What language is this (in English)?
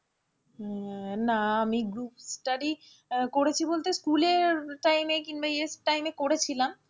Bangla